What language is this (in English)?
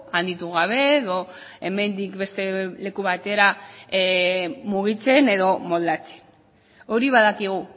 Basque